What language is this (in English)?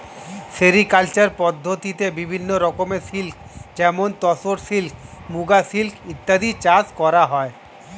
Bangla